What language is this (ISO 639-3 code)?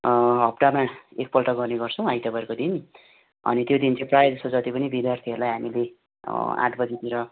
nep